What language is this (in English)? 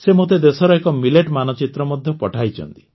Odia